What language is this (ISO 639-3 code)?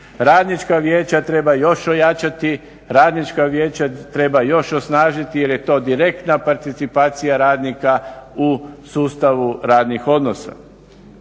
hrv